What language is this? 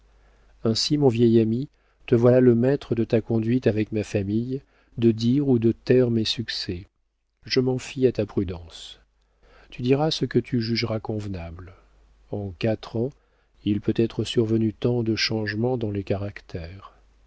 French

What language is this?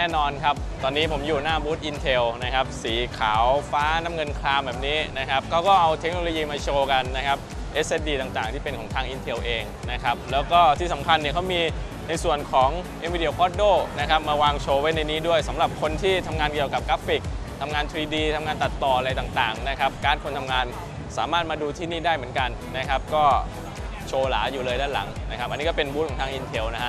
Thai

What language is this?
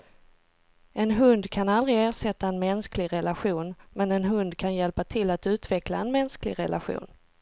Swedish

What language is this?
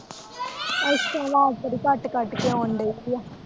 Punjabi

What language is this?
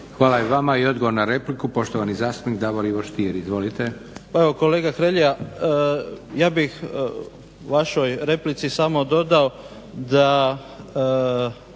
Croatian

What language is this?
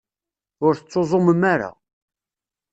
Kabyle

